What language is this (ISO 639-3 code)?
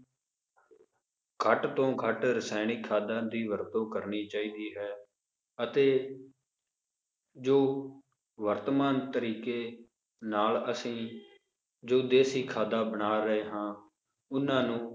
pan